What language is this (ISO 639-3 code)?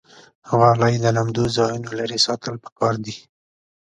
pus